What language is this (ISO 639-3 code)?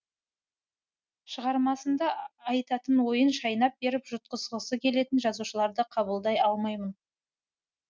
kaz